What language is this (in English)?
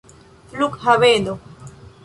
Esperanto